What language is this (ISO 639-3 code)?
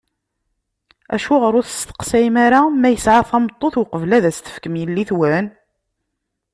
kab